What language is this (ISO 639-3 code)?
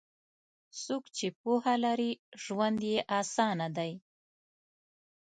pus